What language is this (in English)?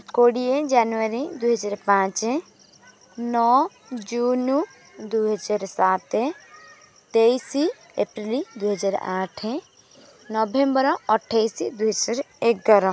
Odia